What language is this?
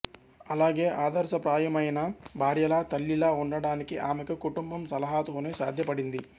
Telugu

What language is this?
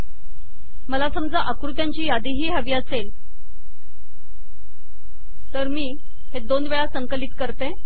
Marathi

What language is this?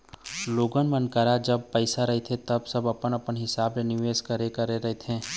Chhattisgarhi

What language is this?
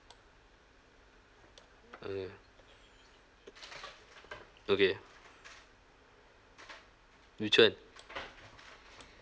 English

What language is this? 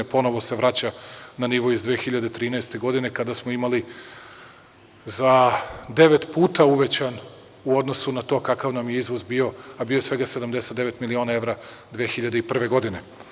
Serbian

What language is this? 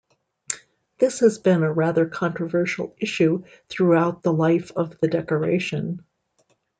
English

